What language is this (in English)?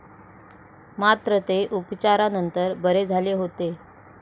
Marathi